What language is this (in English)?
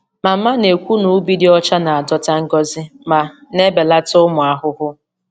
Igbo